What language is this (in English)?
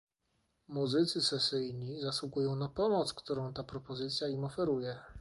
Polish